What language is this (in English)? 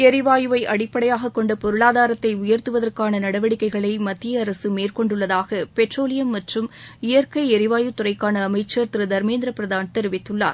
Tamil